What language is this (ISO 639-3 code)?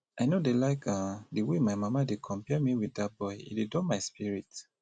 pcm